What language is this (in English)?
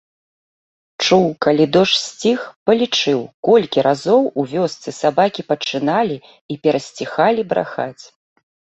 Belarusian